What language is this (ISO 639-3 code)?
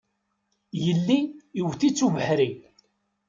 kab